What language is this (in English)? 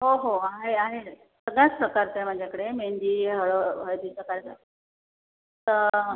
Marathi